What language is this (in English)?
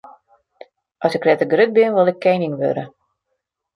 Western Frisian